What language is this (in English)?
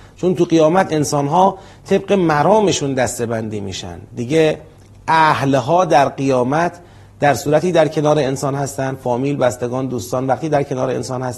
Persian